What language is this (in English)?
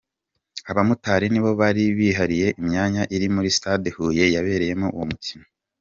Kinyarwanda